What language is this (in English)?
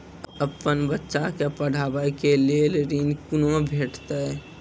Maithili